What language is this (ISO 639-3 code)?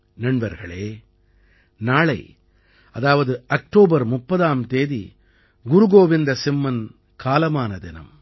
tam